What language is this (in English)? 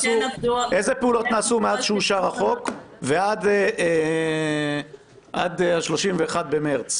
Hebrew